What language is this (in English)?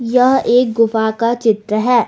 Hindi